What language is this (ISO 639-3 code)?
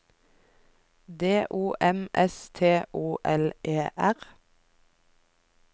nor